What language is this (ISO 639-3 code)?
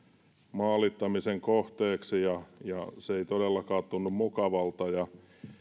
fin